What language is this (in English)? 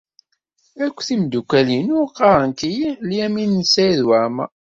Kabyle